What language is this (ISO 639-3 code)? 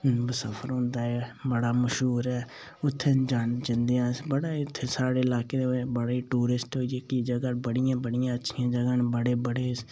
doi